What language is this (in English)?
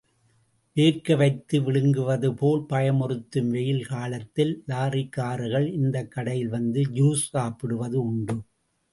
Tamil